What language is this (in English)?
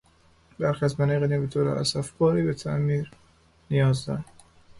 Persian